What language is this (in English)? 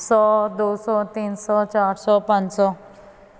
Punjabi